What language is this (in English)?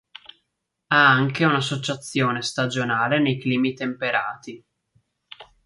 Italian